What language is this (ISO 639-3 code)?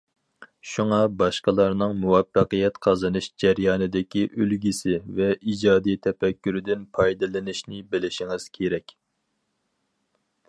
uig